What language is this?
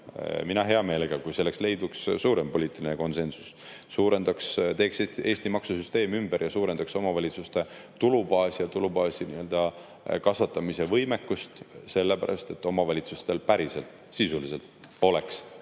Estonian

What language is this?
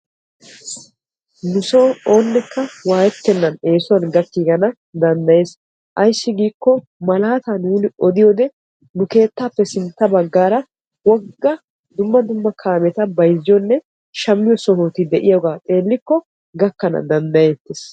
Wolaytta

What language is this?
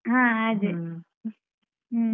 Kannada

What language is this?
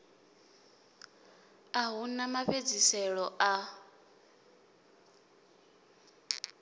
Venda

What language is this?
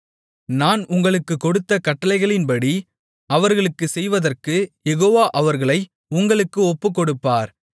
Tamil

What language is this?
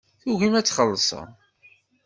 Kabyle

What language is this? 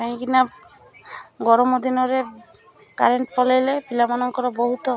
Odia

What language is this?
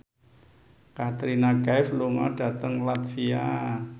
Javanese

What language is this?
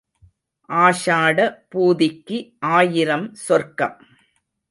Tamil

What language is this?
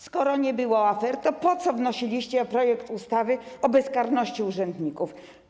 Polish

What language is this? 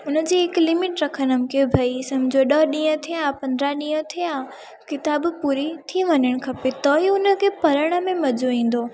Sindhi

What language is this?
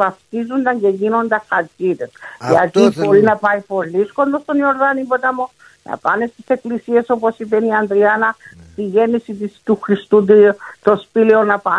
Greek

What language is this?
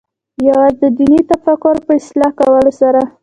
Pashto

